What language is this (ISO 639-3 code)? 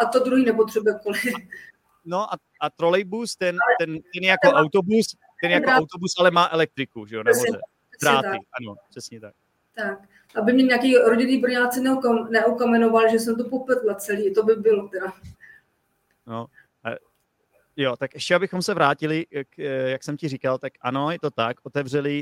ces